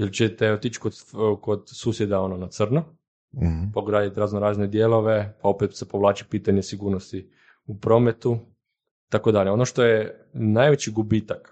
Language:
Croatian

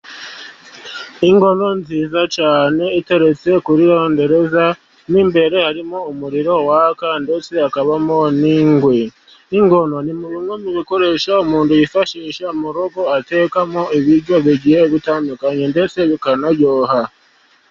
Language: Kinyarwanda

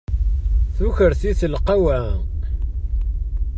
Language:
Kabyle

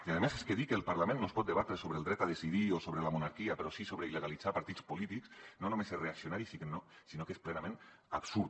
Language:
Catalan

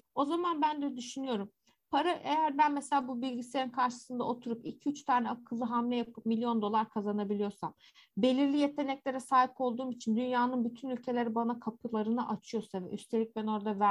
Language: Turkish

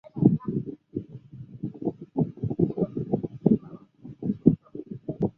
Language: Chinese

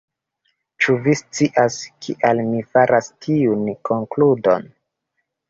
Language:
Esperanto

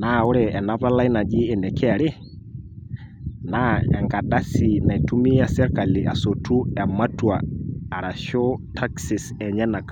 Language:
Masai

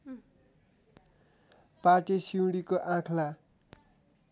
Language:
Nepali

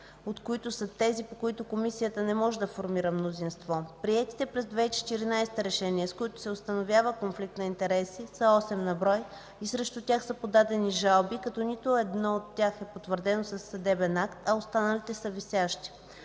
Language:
Bulgarian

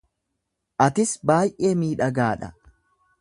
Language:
Oromo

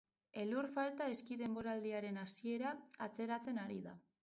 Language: Basque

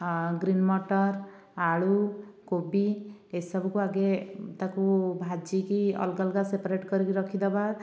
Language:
Odia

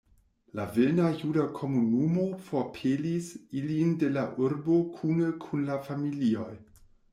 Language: Esperanto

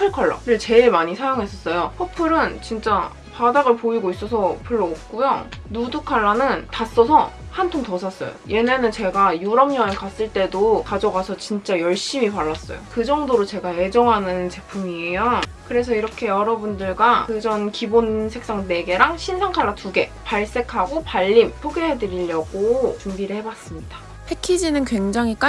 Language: Korean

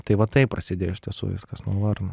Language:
Lithuanian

